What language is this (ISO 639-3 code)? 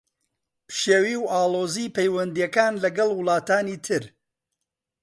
ckb